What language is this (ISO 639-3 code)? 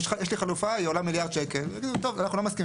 heb